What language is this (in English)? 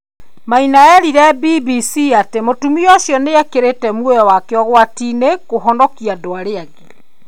Kikuyu